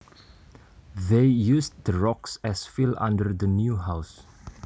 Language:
Javanese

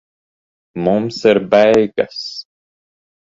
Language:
Latvian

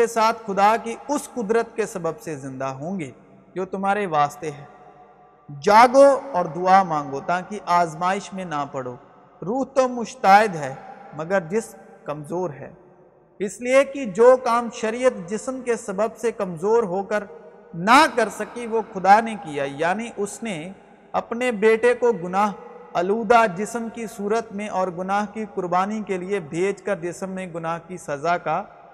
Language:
Urdu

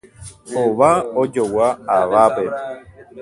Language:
Guarani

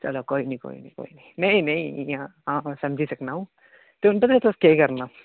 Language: Dogri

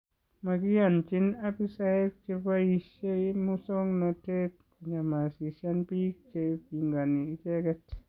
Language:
Kalenjin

